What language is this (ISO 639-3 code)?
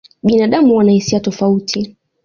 swa